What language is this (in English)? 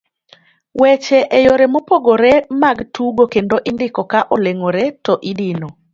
Luo (Kenya and Tanzania)